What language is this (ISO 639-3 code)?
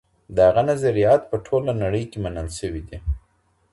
pus